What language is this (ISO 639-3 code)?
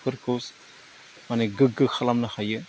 brx